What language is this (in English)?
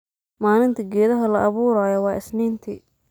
Somali